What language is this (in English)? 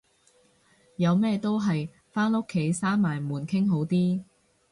Cantonese